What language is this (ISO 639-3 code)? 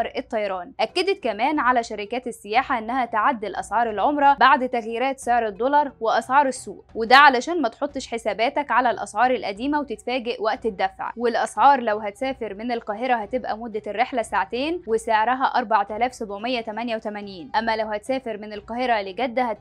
ara